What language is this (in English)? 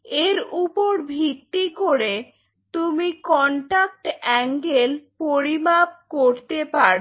Bangla